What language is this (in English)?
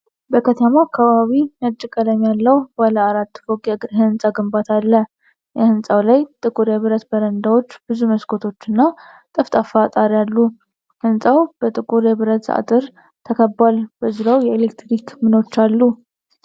Amharic